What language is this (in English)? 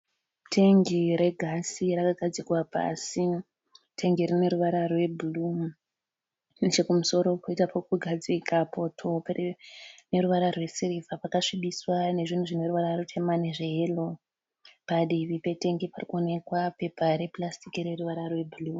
Shona